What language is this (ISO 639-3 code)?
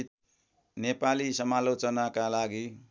nep